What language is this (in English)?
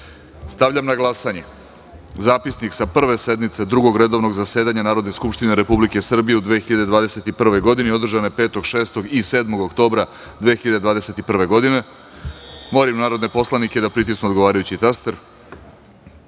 Serbian